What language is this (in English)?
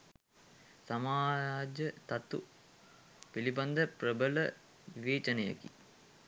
Sinhala